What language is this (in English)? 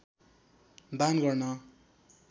Nepali